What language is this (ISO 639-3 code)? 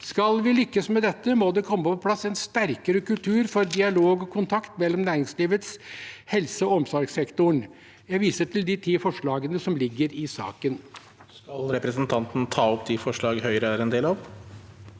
nor